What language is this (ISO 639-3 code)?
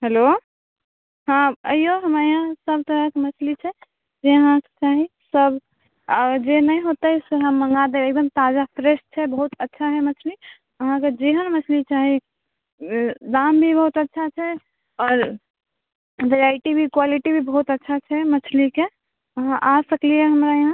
mai